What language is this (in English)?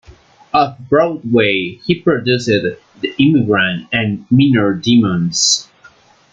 English